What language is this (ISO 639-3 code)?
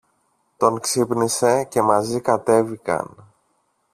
ell